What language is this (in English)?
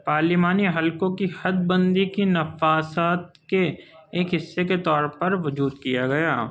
Urdu